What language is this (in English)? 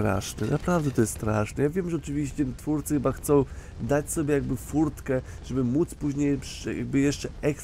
Polish